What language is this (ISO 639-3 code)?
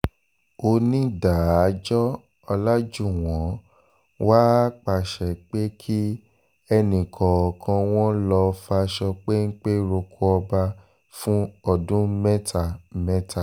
yor